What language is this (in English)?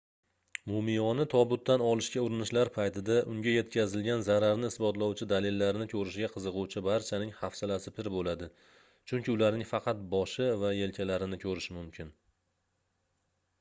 Uzbek